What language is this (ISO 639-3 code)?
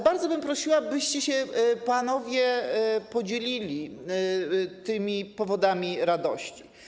pol